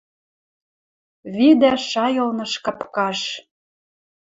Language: Western Mari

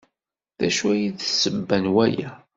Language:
Kabyle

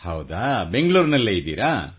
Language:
Kannada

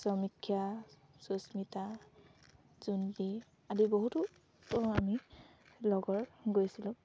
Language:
Assamese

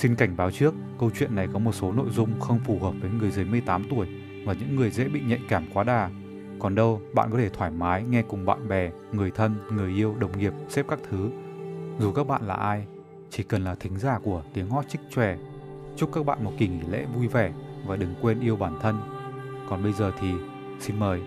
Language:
Vietnamese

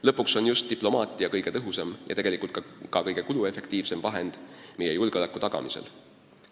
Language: Estonian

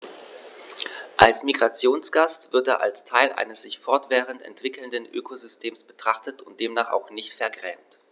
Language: German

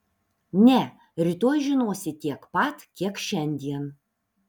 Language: Lithuanian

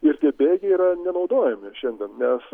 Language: Lithuanian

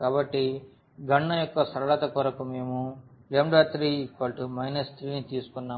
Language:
Telugu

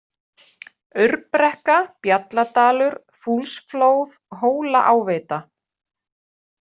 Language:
Icelandic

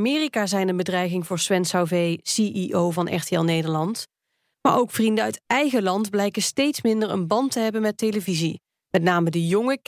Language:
Dutch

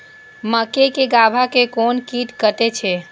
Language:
Maithili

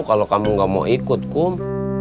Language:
Indonesian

